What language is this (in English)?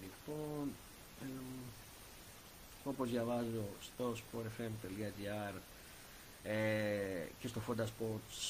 Greek